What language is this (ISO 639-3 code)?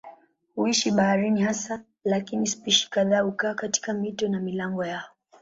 swa